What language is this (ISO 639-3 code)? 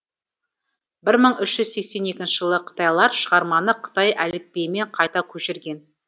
kaz